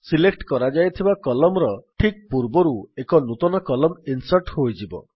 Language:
Odia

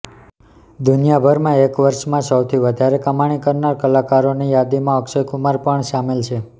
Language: Gujarati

